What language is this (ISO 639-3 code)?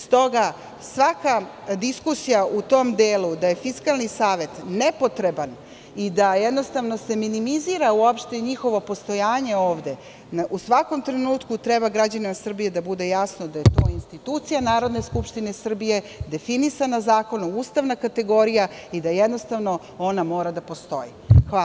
srp